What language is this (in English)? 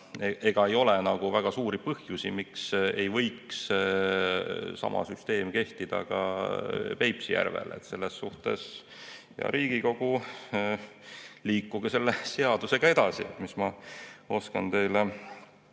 Estonian